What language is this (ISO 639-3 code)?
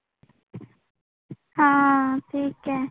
mar